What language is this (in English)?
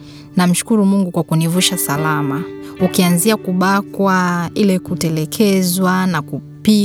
Swahili